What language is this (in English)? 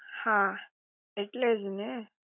Gujarati